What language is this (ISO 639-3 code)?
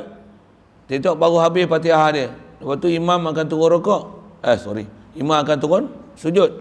msa